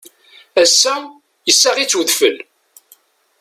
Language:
Kabyle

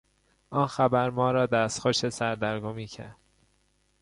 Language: Persian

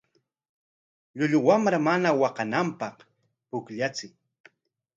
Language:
Corongo Ancash Quechua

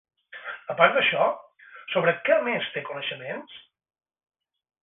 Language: Catalan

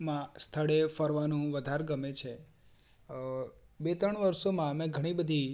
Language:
Gujarati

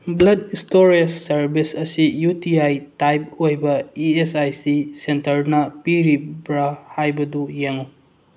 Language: Manipuri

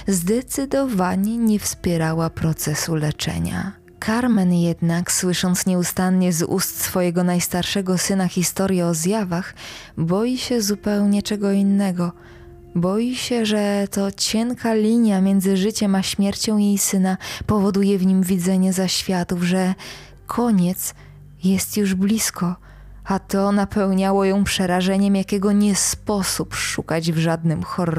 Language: Polish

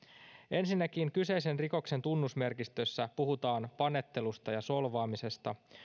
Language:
Finnish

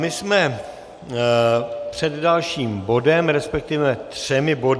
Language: Czech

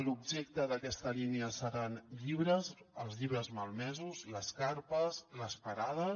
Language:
Catalan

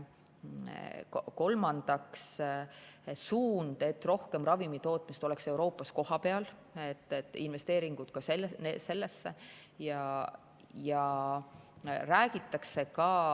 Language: Estonian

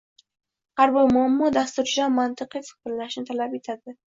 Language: Uzbek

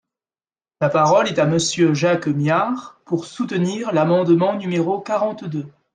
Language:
French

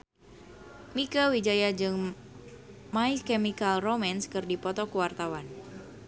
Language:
Sundanese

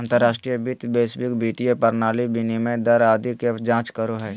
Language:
Magahi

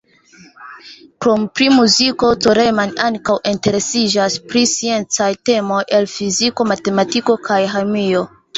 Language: Esperanto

